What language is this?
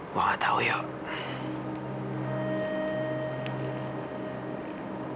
Indonesian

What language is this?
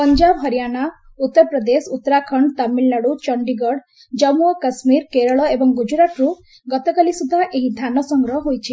Odia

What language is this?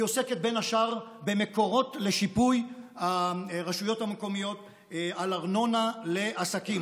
Hebrew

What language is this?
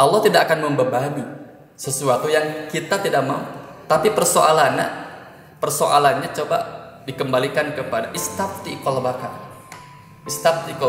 Indonesian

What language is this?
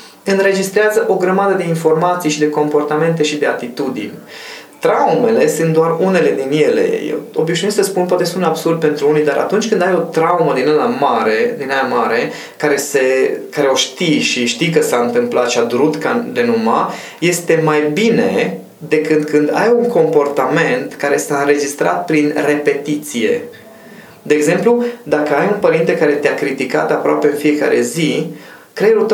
Romanian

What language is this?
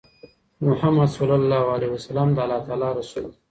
Pashto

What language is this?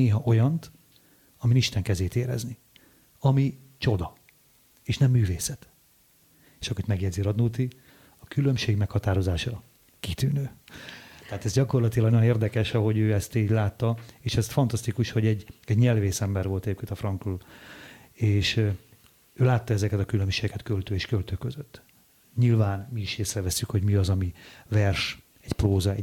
Hungarian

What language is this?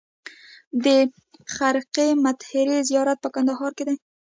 Pashto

